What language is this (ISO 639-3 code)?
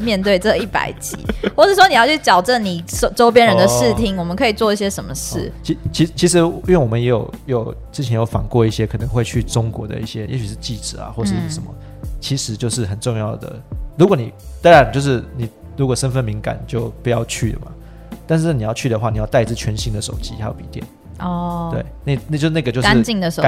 zho